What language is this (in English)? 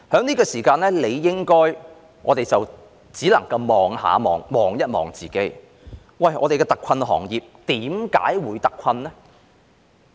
Cantonese